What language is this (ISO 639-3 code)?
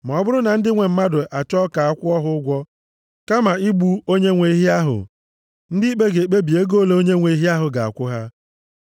ibo